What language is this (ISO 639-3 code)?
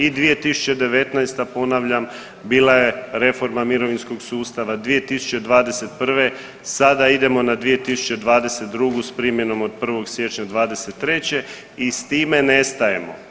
hrv